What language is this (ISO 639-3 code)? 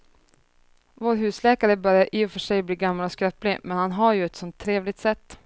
swe